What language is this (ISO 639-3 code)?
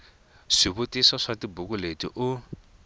tso